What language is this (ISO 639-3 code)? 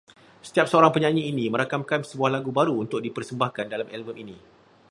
msa